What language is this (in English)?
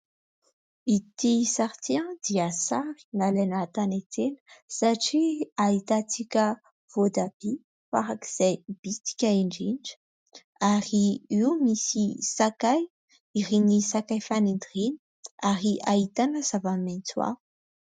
Malagasy